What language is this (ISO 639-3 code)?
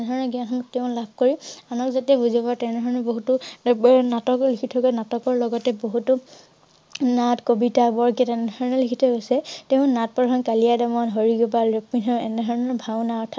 asm